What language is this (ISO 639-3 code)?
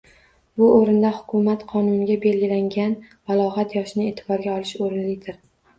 uzb